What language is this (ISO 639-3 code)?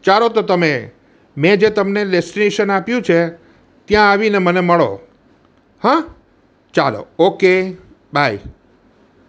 guj